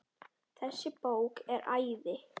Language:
Icelandic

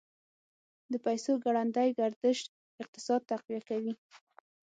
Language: Pashto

